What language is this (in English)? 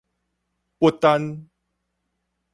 Min Nan Chinese